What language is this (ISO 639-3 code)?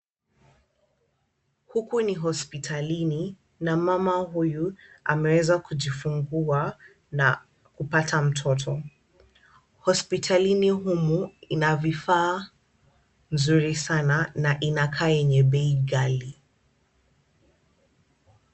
swa